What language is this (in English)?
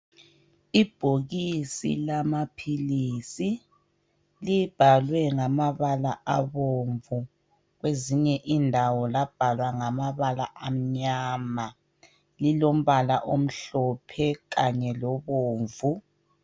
North Ndebele